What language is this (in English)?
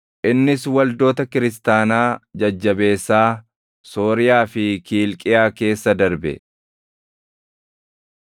Oromo